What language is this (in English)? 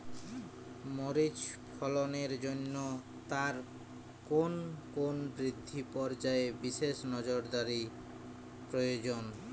Bangla